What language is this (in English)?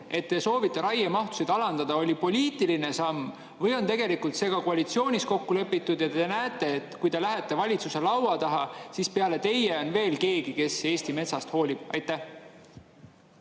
Estonian